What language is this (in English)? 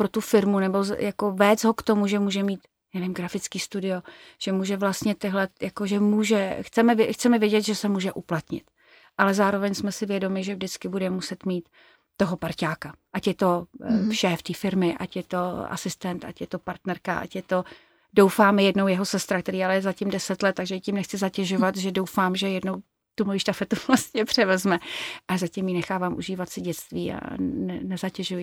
Czech